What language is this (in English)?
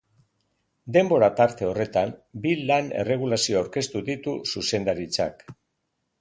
Basque